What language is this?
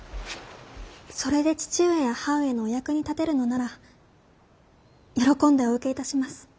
Japanese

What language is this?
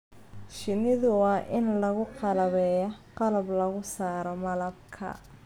Somali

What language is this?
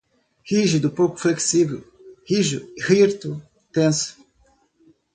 Portuguese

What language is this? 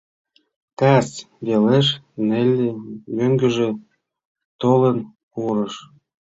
Mari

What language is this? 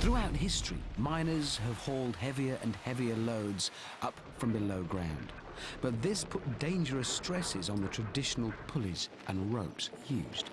English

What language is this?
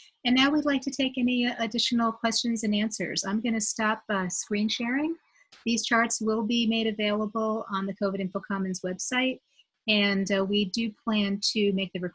English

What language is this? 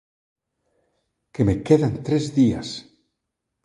Galician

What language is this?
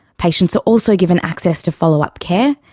English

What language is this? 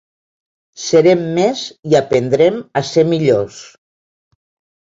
Catalan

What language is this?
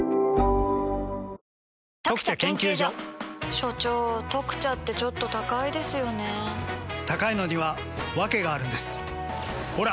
Japanese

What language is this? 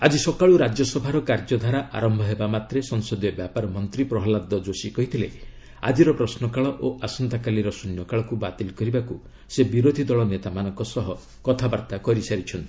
Odia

